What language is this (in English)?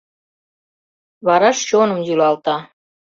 Mari